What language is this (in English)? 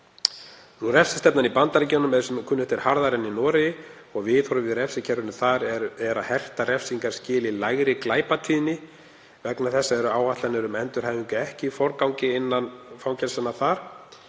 Icelandic